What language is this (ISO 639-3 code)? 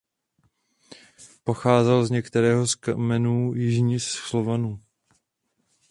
ces